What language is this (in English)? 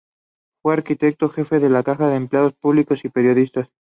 Spanish